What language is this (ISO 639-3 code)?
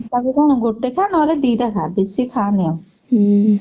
ori